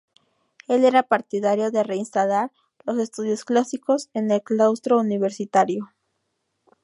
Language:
Spanish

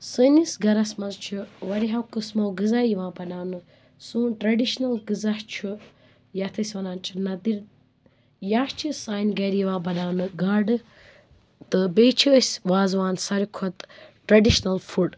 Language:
Kashmiri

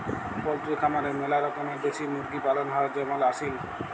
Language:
Bangla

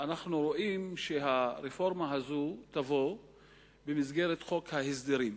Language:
Hebrew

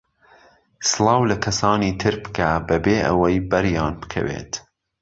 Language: Central Kurdish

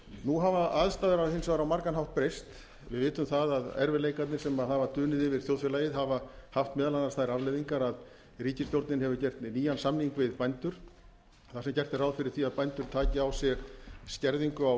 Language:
Icelandic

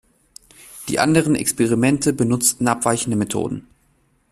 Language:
German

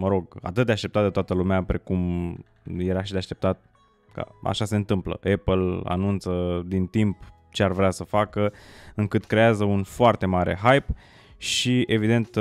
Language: Romanian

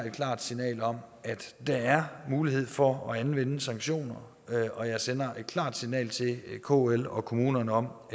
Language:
Danish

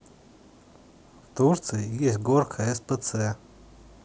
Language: Russian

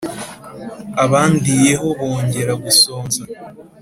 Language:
Kinyarwanda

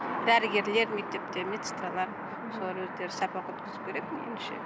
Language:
Kazakh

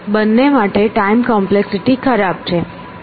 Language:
Gujarati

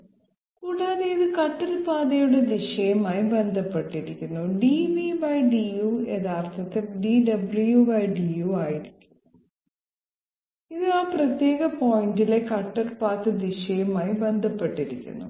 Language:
Malayalam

